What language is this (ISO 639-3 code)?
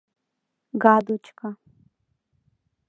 chm